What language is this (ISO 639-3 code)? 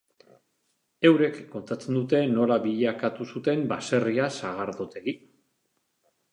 eus